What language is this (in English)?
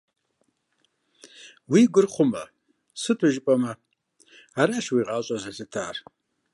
Kabardian